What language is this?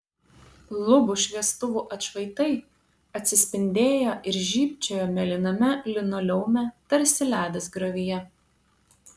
Lithuanian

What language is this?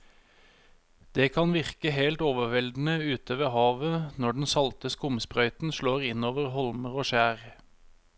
Norwegian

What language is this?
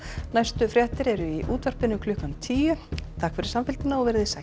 Icelandic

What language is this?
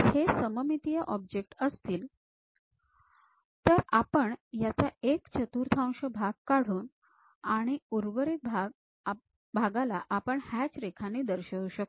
Marathi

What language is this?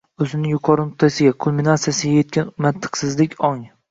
Uzbek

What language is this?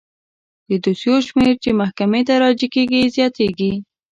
Pashto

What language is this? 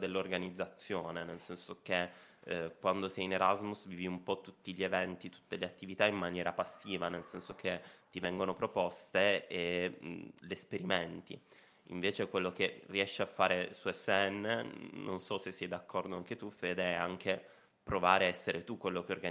Italian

